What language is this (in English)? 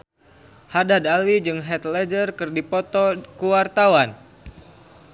Sundanese